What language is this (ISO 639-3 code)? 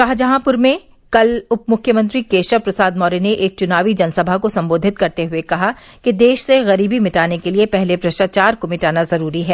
hin